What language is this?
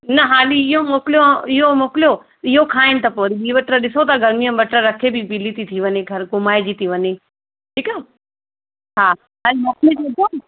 Sindhi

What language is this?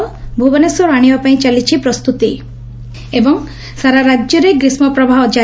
Odia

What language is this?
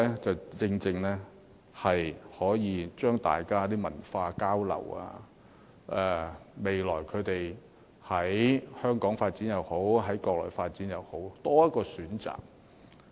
Cantonese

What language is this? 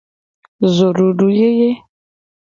Gen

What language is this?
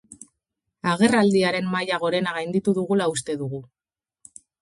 Basque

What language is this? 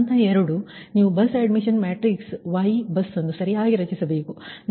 Kannada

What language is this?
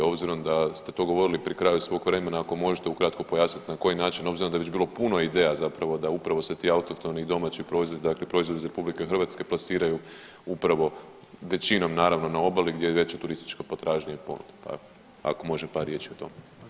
Croatian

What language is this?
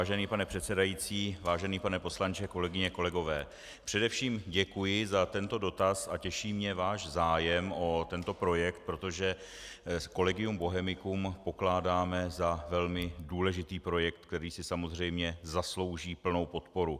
Czech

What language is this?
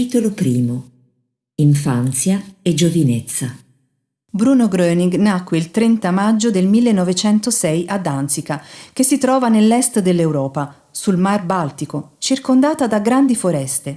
Italian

